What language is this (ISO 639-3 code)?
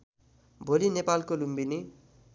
nep